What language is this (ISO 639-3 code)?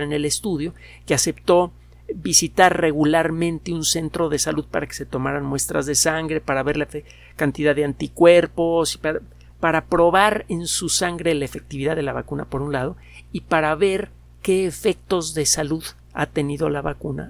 spa